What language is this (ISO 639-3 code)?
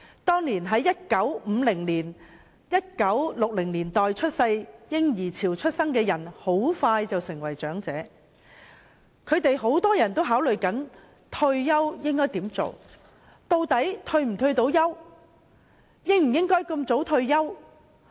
yue